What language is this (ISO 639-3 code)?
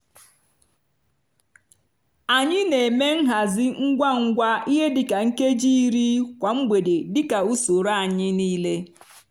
ibo